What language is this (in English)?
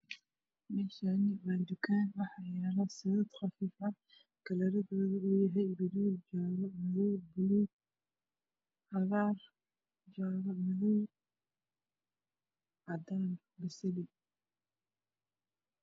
Somali